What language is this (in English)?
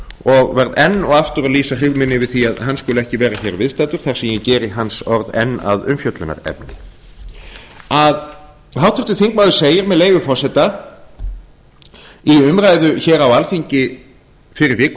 Icelandic